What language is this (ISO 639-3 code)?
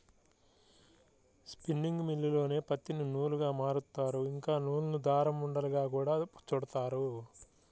tel